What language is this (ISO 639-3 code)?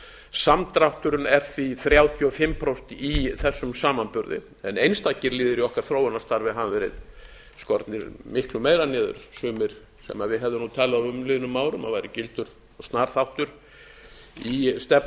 isl